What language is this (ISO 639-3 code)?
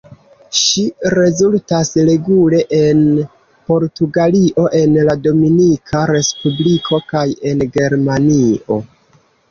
epo